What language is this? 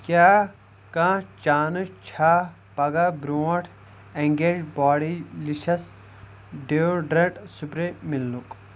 Kashmiri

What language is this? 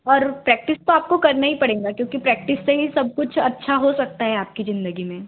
Hindi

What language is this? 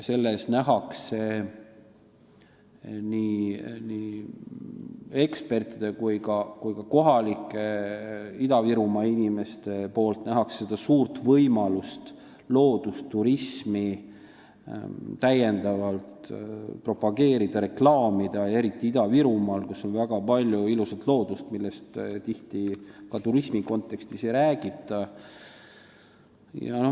Estonian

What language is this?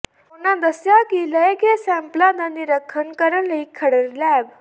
Punjabi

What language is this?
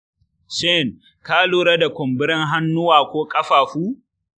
Hausa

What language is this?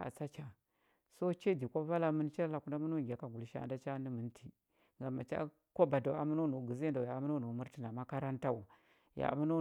Huba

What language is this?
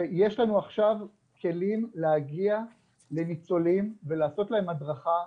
Hebrew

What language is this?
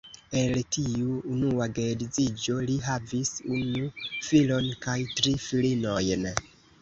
Esperanto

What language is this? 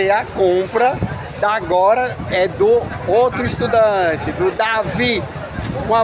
Portuguese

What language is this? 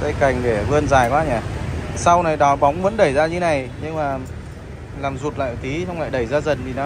Vietnamese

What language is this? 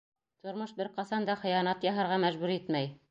Bashkir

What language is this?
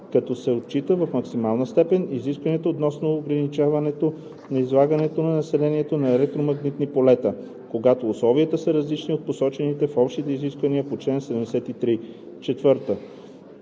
Bulgarian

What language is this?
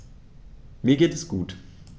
German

